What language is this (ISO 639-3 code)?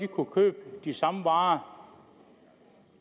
dan